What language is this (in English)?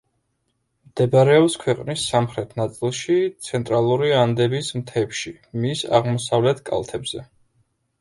Georgian